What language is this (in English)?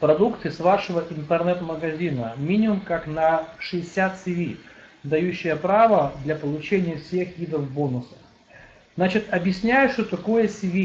Russian